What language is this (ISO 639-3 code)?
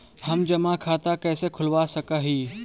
mag